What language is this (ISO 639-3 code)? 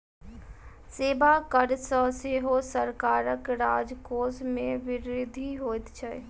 mai